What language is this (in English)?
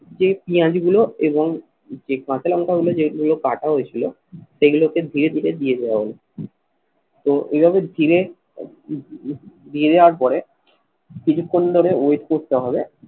Bangla